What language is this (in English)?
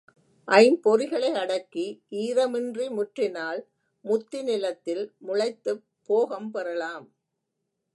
Tamil